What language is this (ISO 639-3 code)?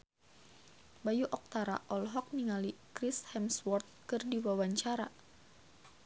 sun